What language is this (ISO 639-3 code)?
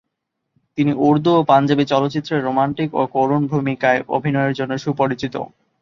ben